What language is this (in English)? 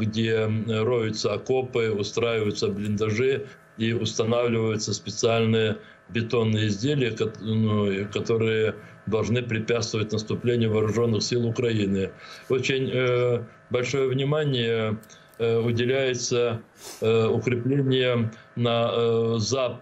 Russian